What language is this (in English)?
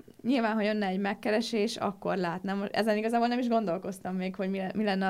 Hungarian